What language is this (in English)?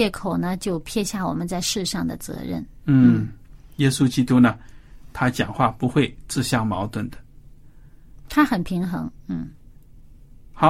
Chinese